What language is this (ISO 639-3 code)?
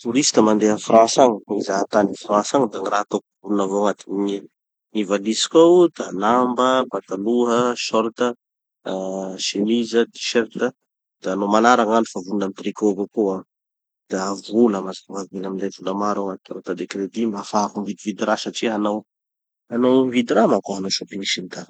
txy